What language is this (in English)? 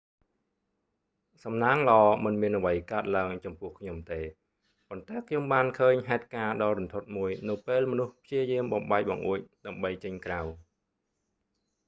Khmer